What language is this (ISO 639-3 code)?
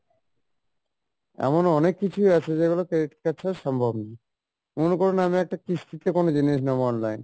ben